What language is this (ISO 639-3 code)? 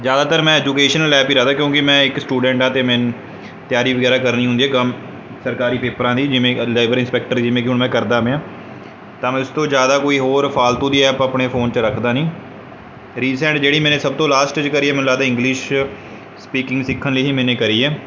pan